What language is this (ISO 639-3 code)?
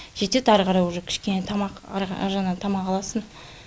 kaz